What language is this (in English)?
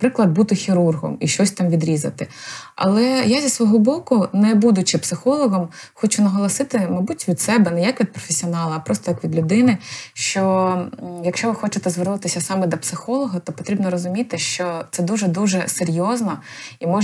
Ukrainian